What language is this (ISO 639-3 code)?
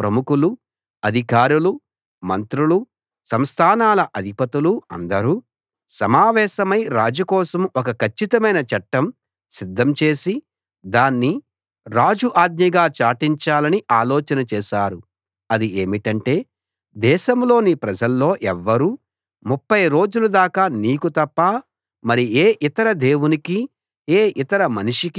tel